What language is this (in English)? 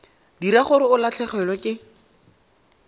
Tswana